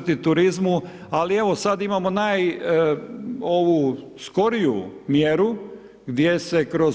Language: Croatian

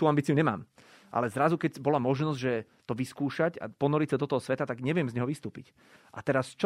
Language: Slovak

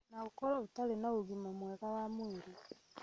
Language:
Kikuyu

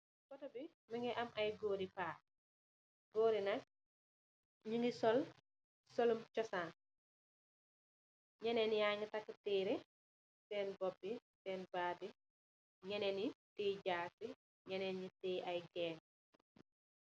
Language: Wolof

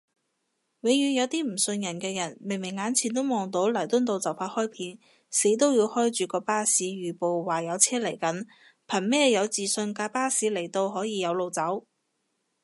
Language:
Cantonese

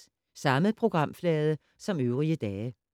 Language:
Danish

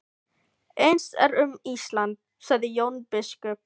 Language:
Icelandic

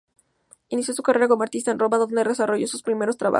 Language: Spanish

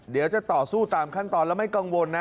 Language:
Thai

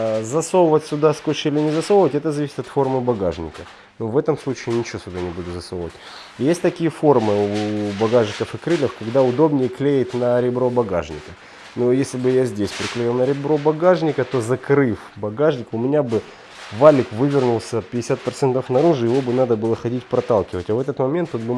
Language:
Russian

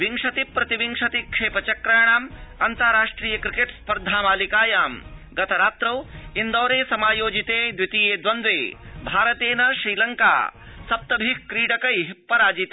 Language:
Sanskrit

